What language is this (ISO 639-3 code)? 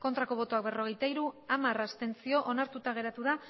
eus